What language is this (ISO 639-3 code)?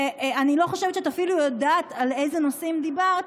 heb